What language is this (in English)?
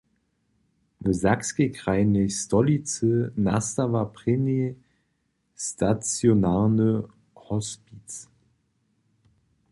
Upper Sorbian